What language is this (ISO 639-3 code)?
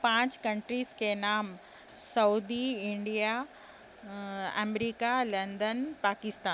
urd